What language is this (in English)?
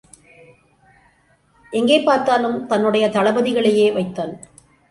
Tamil